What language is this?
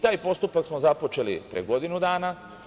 Serbian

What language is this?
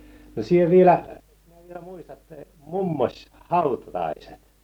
Finnish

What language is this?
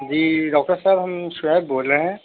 Urdu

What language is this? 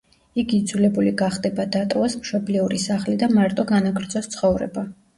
Georgian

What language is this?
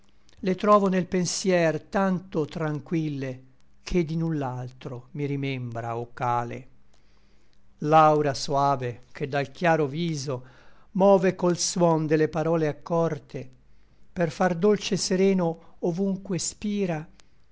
Italian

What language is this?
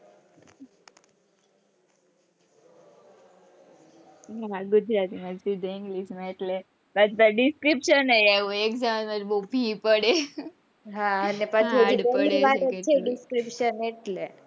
Gujarati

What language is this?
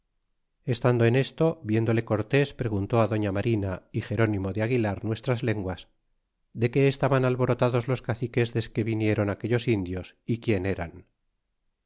Spanish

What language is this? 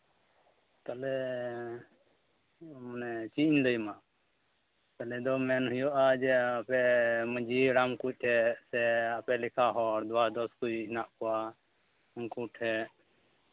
Santali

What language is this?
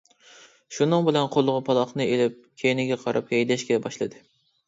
Uyghur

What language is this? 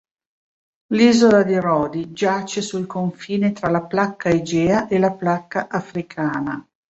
Italian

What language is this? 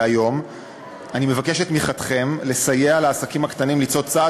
Hebrew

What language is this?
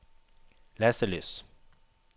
Norwegian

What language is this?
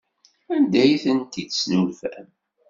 Kabyle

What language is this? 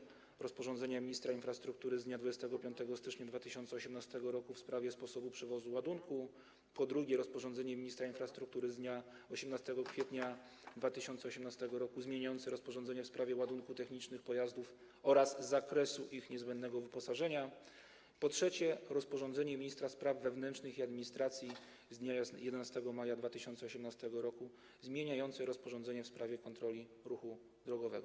Polish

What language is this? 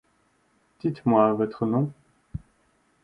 French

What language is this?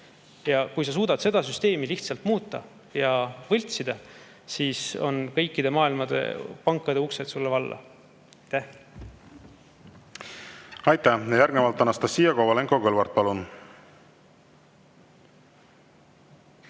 Estonian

